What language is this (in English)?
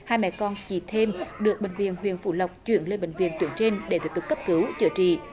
Vietnamese